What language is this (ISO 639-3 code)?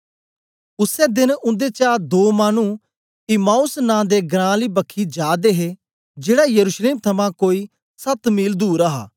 doi